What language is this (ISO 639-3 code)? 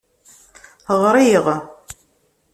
kab